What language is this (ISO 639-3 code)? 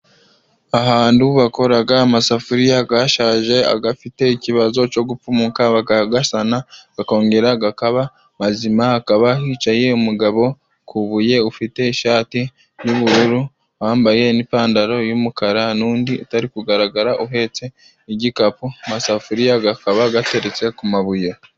kin